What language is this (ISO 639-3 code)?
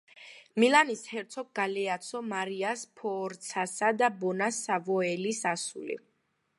kat